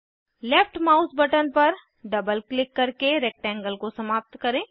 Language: Hindi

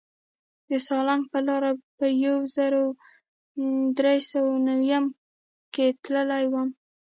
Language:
Pashto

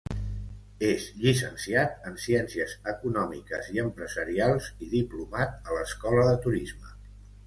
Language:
Catalan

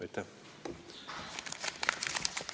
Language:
Estonian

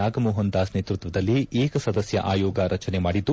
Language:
Kannada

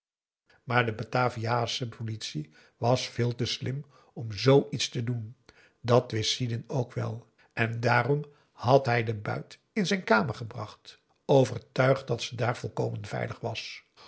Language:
Dutch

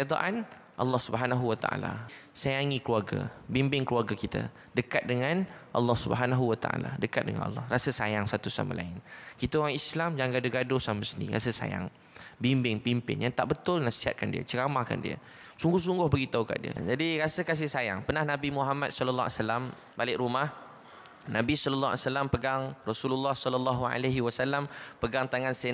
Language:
Malay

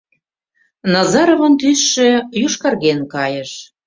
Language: Mari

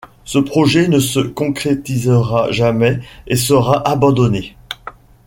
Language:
French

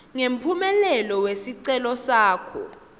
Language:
Swati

